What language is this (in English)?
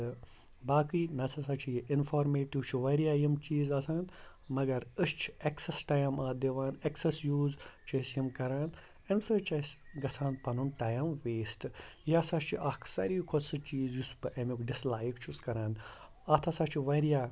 Kashmiri